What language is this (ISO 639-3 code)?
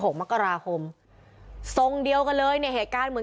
tha